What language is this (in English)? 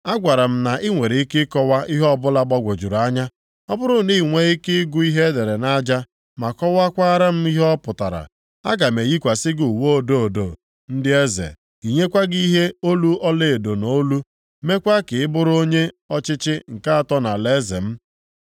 Igbo